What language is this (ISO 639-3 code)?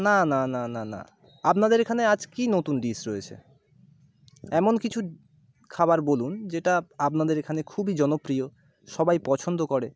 ben